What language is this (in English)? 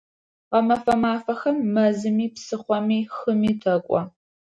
Adyghe